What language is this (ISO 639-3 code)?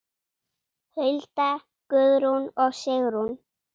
isl